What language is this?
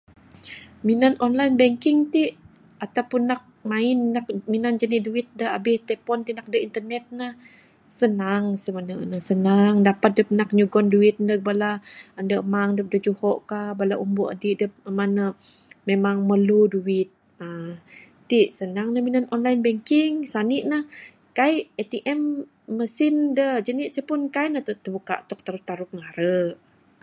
Bukar-Sadung Bidayuh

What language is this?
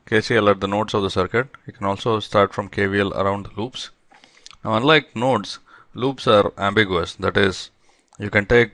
English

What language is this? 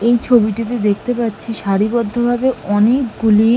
Bangla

